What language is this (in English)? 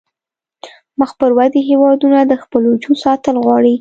Pashto